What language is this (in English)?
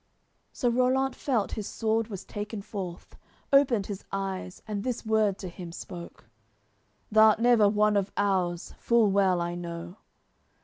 English